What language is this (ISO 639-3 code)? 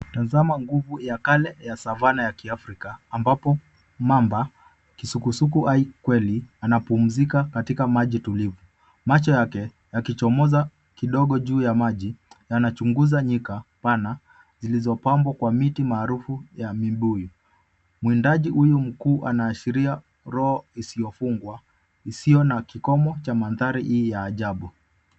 swa